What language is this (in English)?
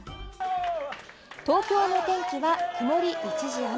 Japanese